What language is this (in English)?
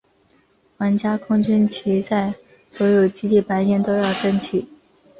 Chinese